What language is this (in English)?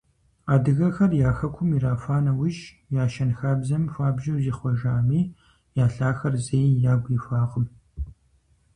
Kabardian